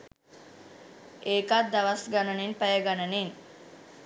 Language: Sinhala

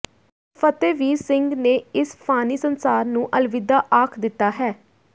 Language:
Punjabi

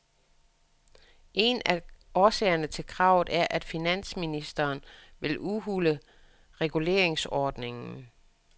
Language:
Danish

